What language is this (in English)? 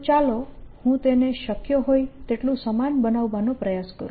Gujarati